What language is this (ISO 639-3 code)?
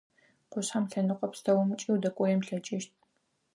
ady